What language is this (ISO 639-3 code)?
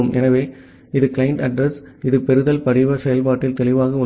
tam